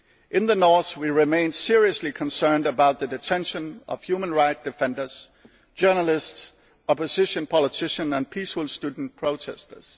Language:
English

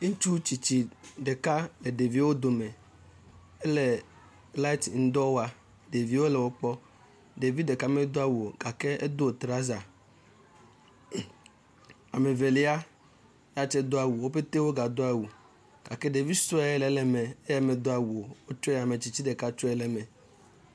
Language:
Ewe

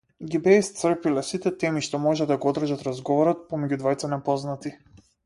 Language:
Macedonian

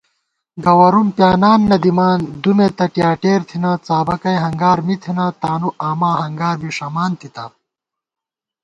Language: Gawar-Bati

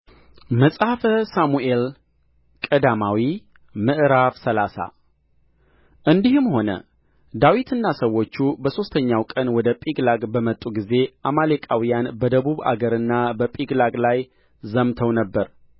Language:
Amharic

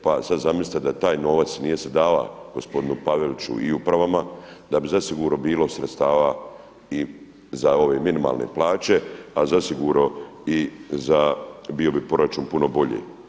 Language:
Croatian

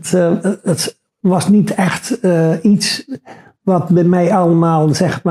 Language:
Dutch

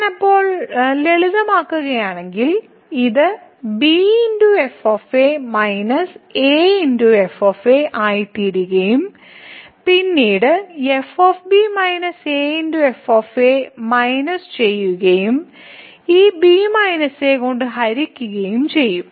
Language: Malayalam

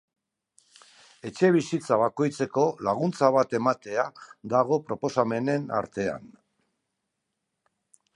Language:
Basque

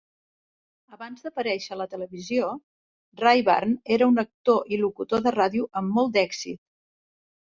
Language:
Catalan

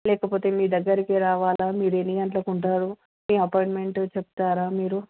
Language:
Telugu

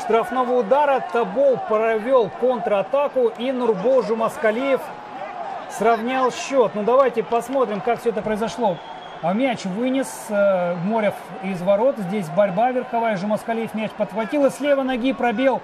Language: Russian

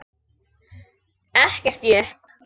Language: Icelandic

